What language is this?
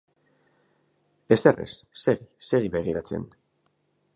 Basque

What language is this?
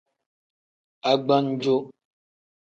Tem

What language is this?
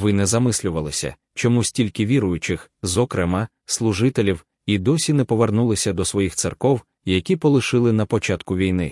Ukrainian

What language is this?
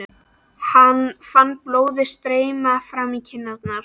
Icelandic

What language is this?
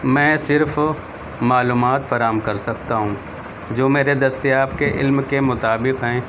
Urdu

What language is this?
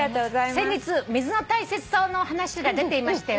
Japanese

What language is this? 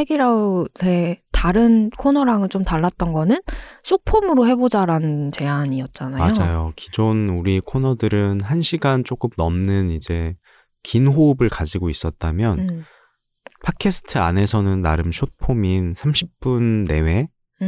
Korean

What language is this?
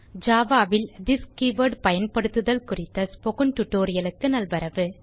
Tamil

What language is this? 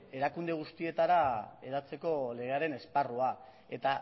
Basque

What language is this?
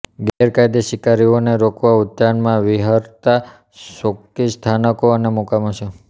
Gujarati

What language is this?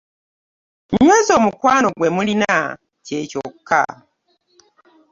Ganda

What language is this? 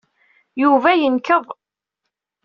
Kabyle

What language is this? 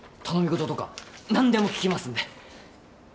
Japanese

